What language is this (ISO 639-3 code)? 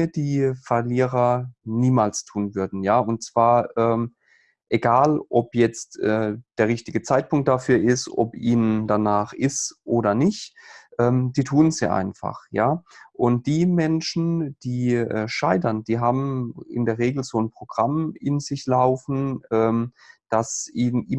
deu